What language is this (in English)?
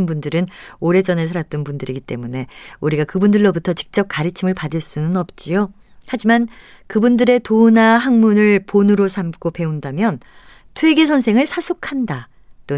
Korean